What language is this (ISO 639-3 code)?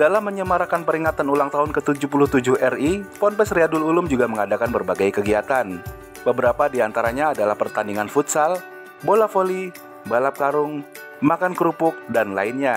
ind